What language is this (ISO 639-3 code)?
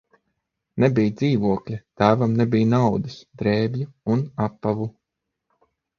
lav